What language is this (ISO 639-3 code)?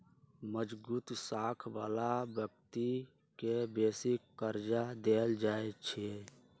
mag